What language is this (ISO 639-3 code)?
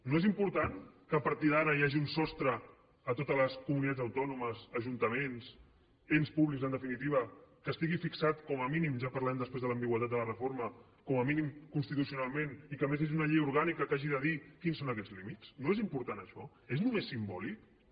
cat